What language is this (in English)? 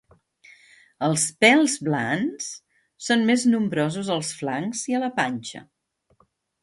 Catalan